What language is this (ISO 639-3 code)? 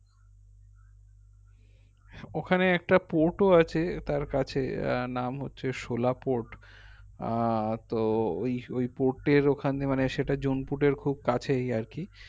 ben